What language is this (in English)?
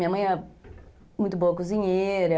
Portuguese